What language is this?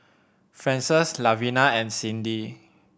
English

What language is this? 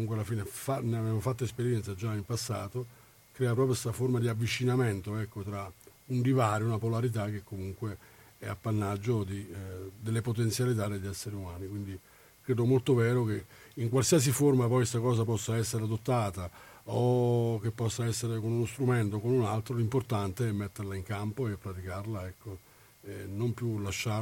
Italian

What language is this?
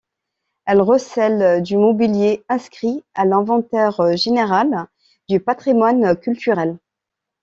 French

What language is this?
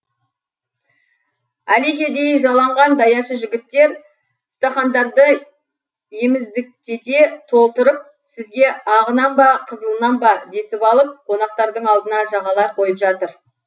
Kazakh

